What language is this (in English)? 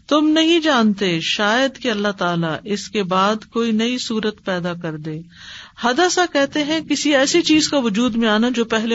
Urdu